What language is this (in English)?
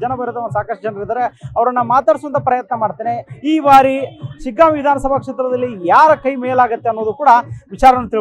Turkish